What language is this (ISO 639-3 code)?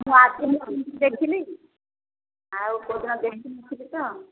ori